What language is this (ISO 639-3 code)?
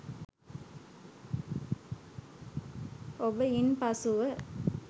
sin